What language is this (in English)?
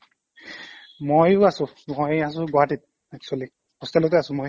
Assamese